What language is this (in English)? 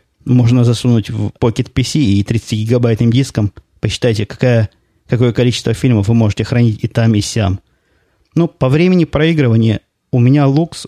Russian